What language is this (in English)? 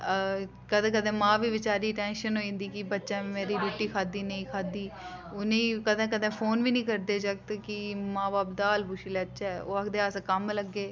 Dogri